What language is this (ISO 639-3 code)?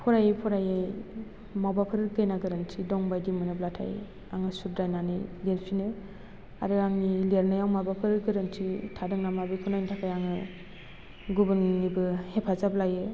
brx